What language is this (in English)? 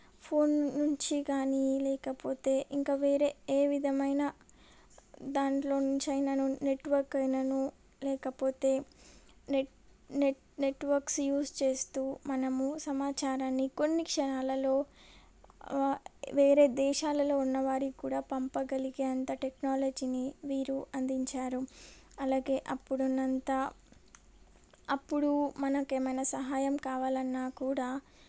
Telugu